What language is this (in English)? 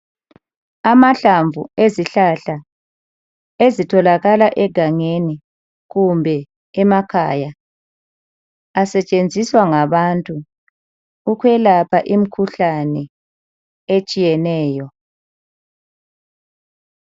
North Ndebele